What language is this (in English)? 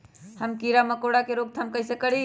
Magahi